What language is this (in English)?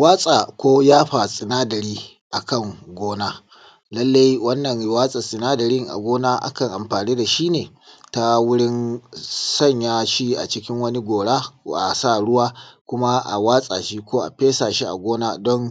Hausa